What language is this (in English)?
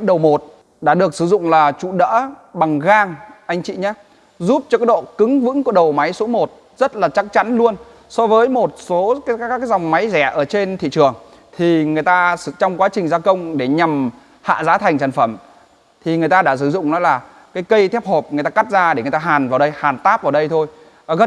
Vietnamese